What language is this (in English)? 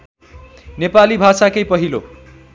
Nepali